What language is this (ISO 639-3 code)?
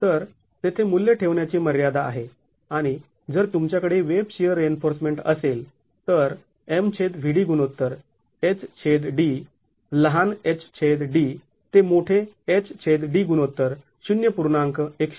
mar